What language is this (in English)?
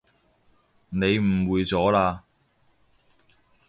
Cantonese